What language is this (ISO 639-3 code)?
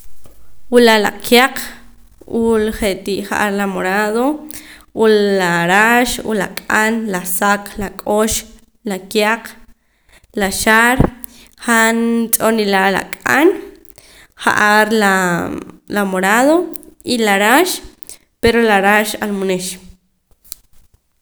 poc